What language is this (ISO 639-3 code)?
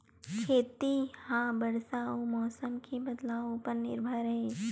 hne